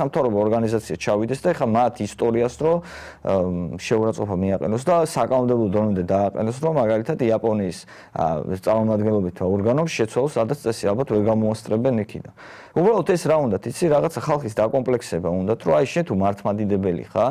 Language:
Romanian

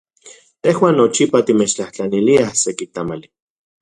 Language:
Central Puebla Nahuatl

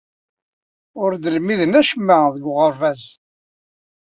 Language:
Kabyle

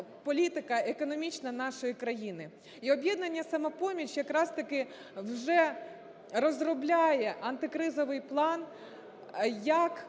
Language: Ukrainian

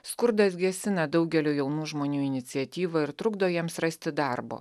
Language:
Lithuanian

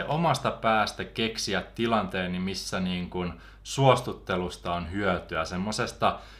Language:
Finnish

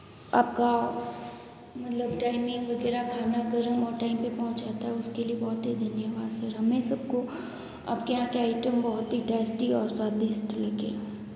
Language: Hindi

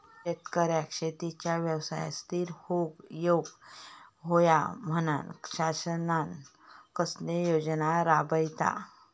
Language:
Marathi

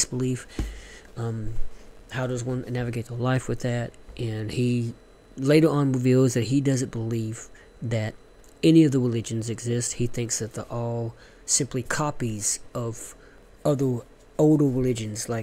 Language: English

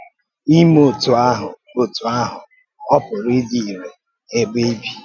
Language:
Igbo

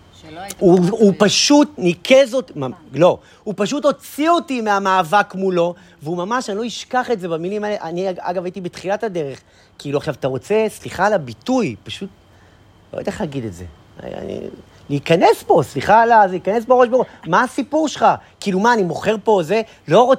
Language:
Hebrew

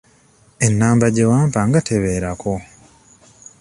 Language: Ganda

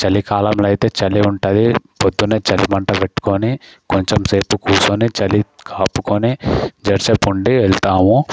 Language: Telugu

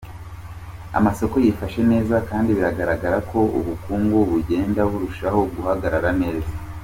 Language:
Kinyarwanda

